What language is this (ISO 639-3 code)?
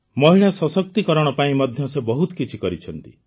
ori